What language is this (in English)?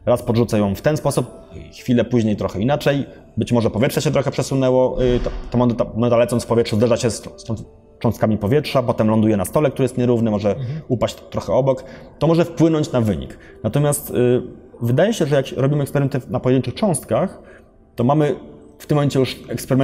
Polish